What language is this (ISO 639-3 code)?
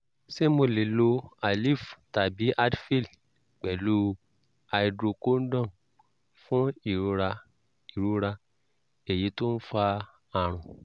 yor